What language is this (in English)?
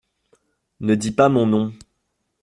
French